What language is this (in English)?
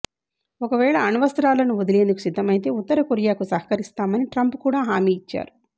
Telugu